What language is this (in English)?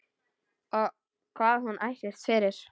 Icelandic